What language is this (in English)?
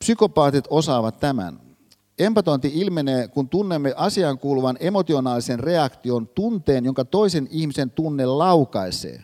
Finnish